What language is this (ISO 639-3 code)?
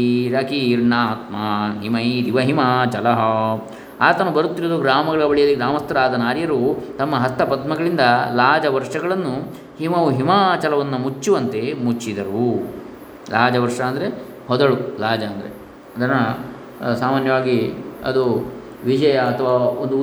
kan